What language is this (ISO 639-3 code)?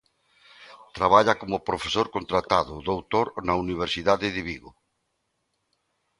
glg